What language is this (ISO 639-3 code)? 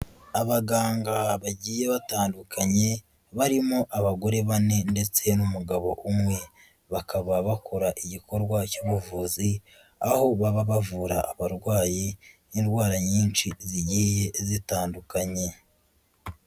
kin